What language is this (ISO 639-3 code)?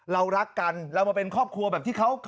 tha